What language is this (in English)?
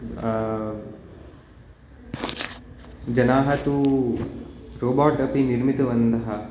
Sanskrit